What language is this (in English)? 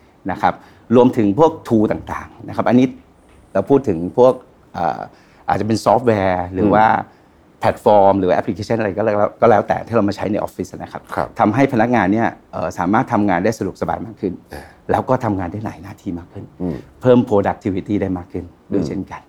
Thai